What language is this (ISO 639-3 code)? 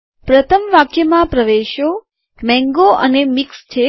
guj